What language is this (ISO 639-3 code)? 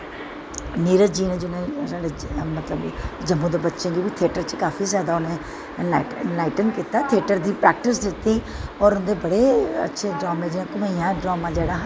doi